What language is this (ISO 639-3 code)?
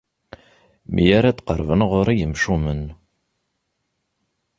kab